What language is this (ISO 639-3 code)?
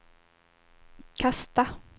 swe